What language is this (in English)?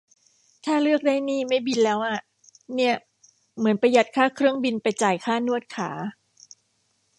Thai